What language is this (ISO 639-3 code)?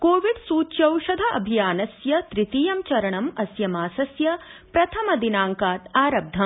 san